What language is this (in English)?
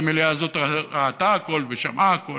Hebrew